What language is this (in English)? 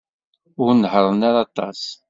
Kabyle